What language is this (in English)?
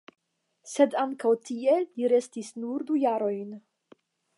Esperanto